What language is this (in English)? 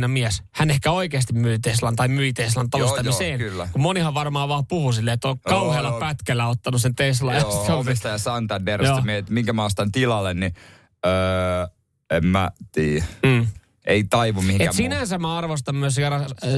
Finnish